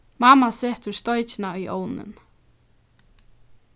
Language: Faroese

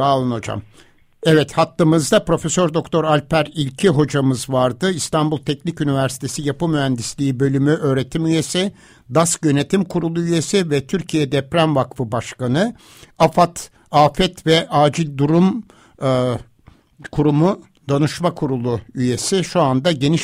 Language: Turkish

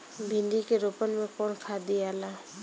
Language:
Bhojpuri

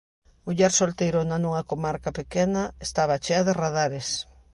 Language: Galician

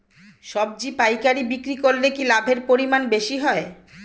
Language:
Bangla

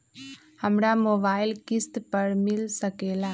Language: Magahi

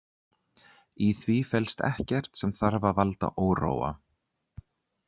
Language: Icelandic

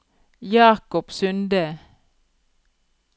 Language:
Norwegian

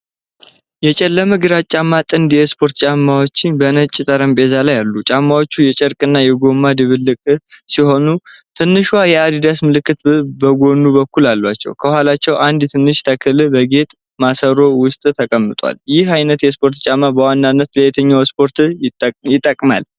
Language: Amharic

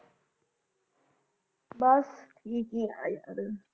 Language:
Punjabi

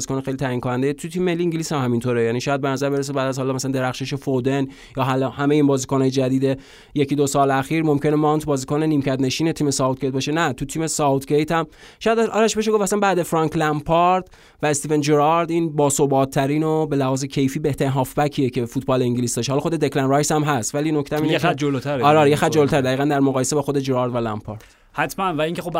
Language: Persian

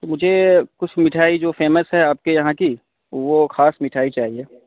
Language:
Urdu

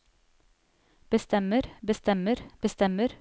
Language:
Norwegian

